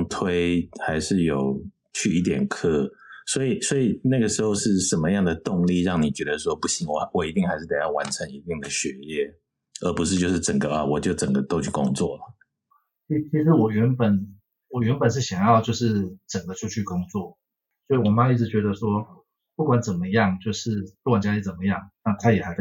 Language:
Chinese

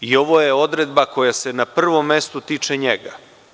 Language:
Serbian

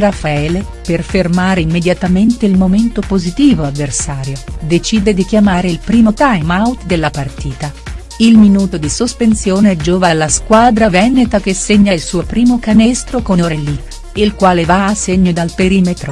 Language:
Italian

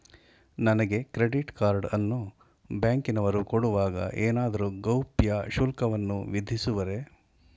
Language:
Kannada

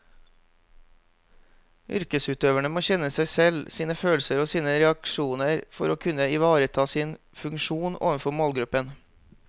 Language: Norwegian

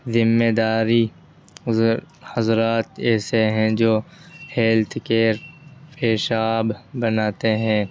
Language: Urdu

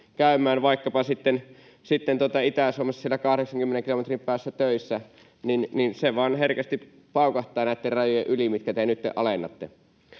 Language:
Finnish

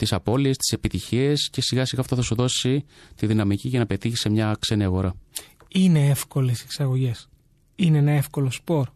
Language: Greek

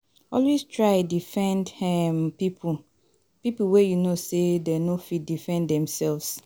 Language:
Nigerian Pidgin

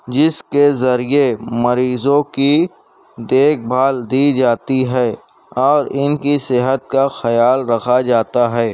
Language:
Urdu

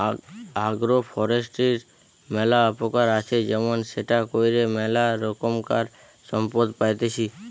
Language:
Bangla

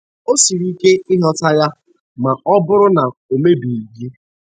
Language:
Igbo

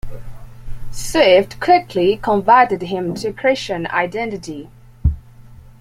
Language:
English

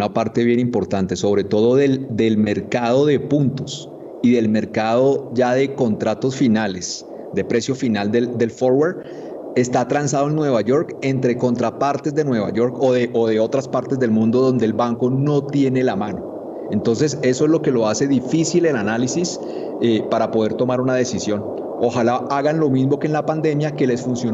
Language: Spanish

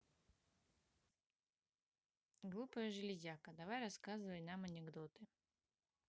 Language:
Russian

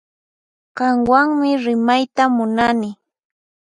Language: Puno Quechua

